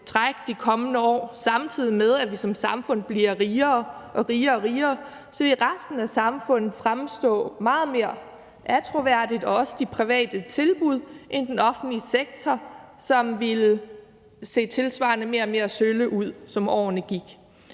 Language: Danish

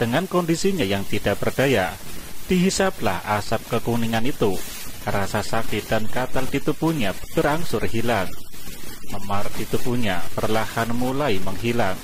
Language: Indonesian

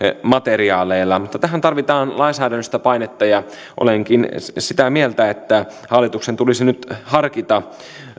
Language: Finnish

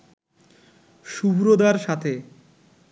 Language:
Bangla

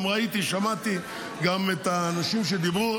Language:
Hebrew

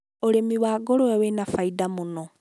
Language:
Kikuyu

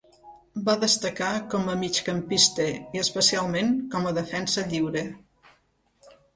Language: Catalan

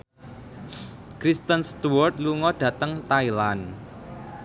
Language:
Javanese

